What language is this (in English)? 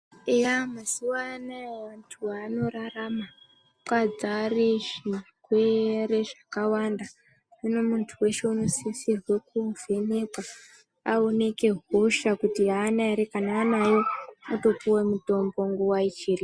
Ndau